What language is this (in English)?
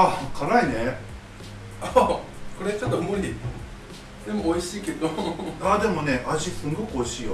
Japanese